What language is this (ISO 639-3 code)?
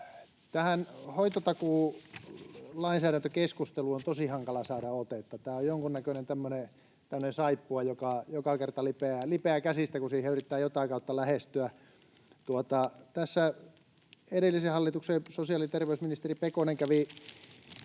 fin